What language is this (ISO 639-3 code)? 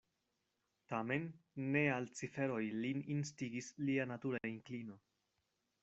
epo